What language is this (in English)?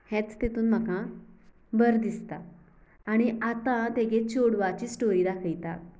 Konkani